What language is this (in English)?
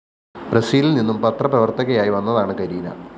Malayalam